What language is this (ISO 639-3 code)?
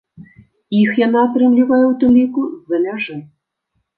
bel